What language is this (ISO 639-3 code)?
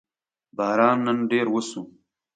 pus